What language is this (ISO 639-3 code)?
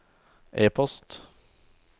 nor